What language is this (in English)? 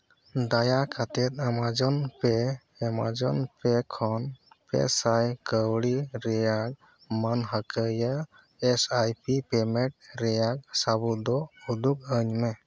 Santali